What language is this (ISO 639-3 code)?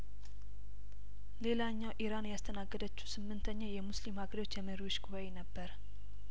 amh